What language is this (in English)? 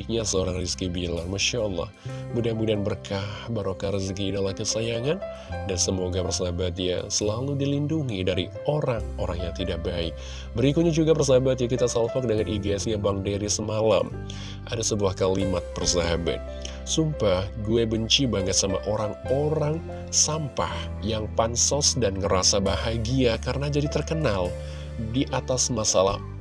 Indonesian